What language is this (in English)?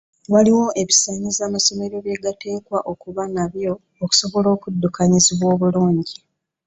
Ganda